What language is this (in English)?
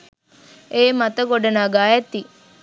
Sinhala